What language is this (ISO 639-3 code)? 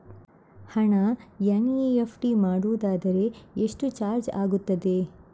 kan